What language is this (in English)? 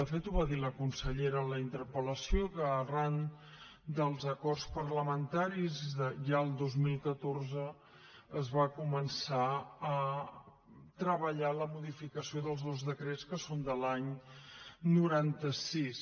Catalan